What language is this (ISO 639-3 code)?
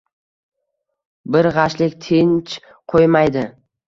uzb